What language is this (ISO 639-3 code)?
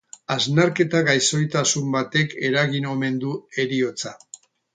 eus